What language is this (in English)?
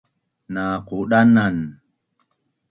Bunun